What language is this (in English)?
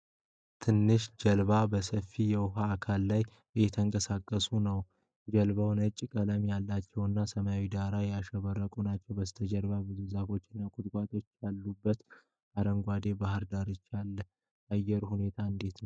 Amharic